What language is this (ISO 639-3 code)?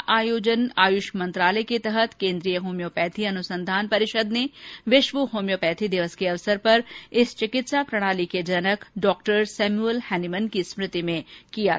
hin